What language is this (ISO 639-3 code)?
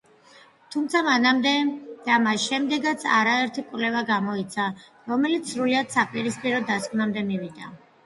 kat